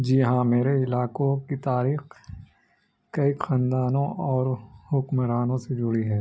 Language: Urdu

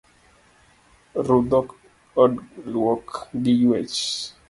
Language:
Luo (Kenya and Tanzania)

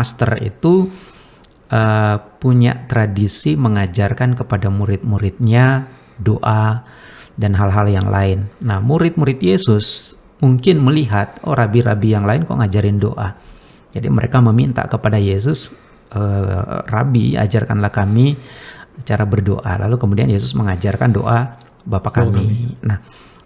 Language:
Indonesian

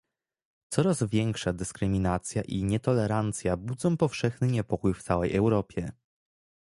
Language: Polish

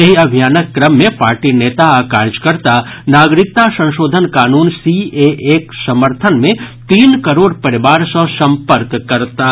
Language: Maithili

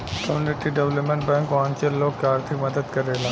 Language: Bhojpuri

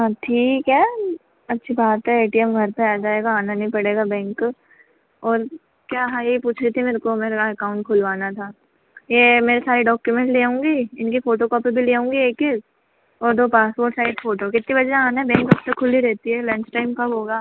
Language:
Hindi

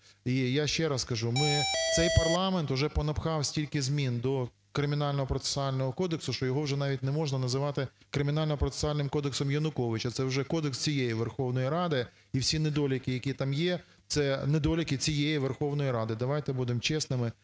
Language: Ukrainian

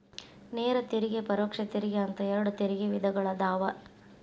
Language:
Kannada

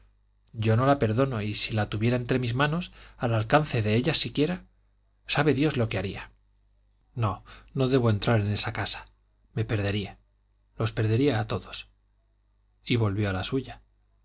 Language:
Spanish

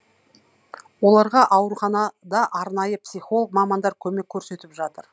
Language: Kazakh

